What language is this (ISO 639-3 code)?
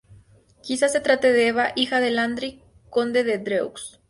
spa